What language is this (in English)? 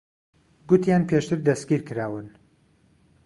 Central Kurdish